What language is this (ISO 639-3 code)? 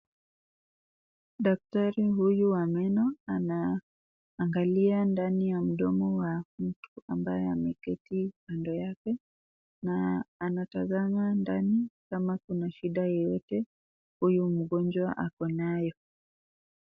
swa